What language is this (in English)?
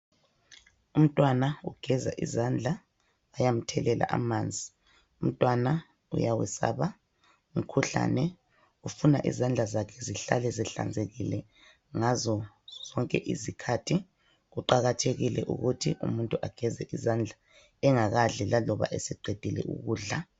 North Ndebele